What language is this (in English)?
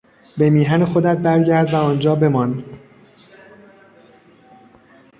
Persian